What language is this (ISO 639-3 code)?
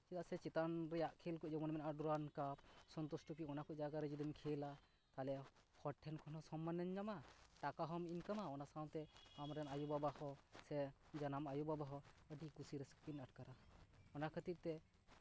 sat